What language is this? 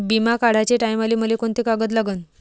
Marathi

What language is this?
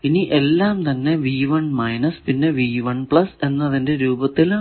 Malayalam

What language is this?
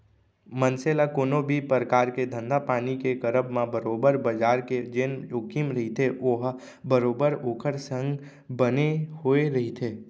Chhattisgarhi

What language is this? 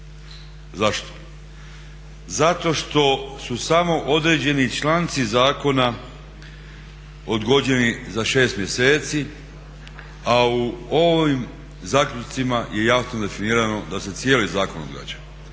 Croatian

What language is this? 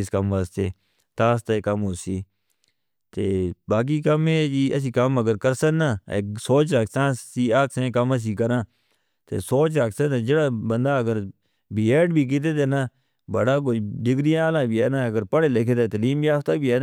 Northern Hindko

